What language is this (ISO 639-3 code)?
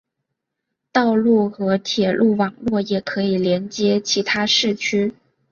zho